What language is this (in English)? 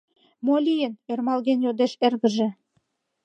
Mari